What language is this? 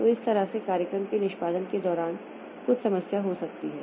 Hindi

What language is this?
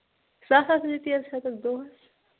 Kashmiri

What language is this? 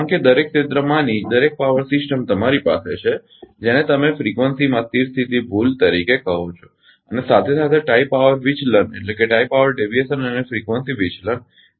Gujarati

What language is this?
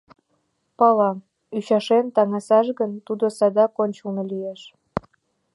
Mari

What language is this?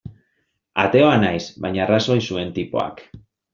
Basque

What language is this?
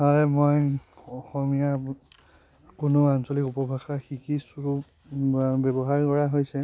Assamese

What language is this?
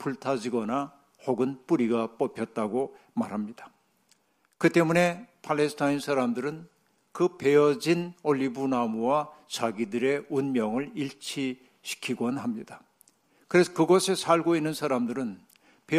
Korean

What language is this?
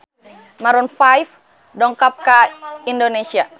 Sundanese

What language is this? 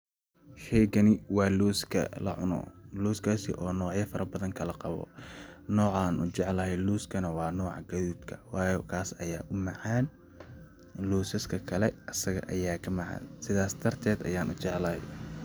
Somali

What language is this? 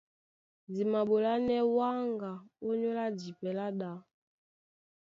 Duala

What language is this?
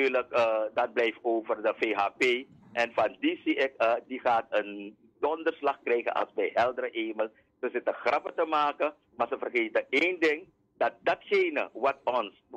Dutch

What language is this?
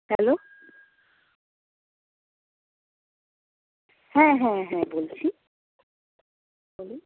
Bangla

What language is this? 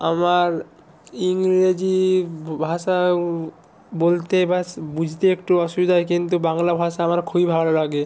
Bangla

